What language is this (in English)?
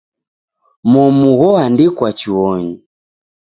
Taita